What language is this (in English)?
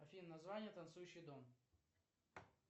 Russian